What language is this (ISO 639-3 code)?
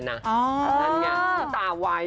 tha